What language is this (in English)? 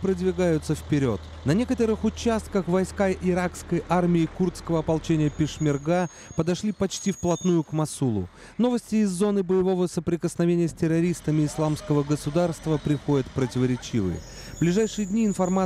Russian